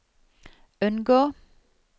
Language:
Norwegian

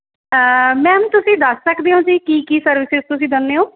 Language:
Punjabi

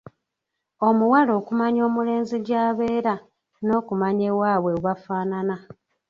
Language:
Ganda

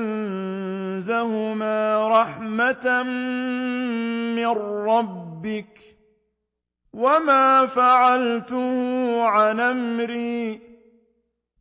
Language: Arabic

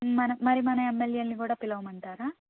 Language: Telugu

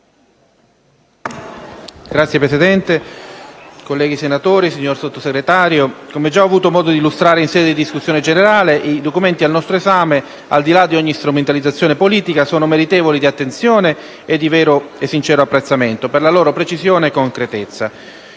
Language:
Italian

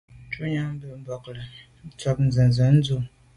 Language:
Medumba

